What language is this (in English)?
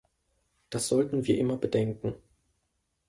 German